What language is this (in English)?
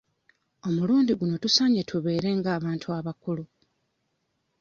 Ganda